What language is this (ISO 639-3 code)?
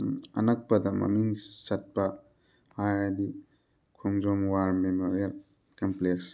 mni